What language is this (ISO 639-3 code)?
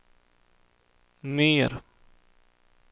swe